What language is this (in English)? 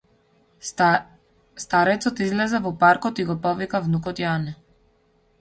Macedonian